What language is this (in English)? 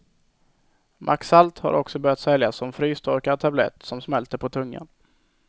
Swedish